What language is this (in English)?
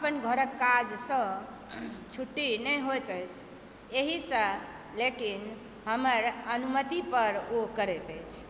Maithili